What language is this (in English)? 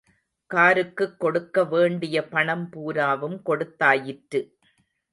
Tamil